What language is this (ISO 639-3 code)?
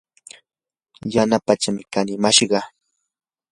qur